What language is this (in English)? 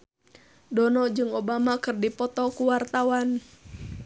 Sundanese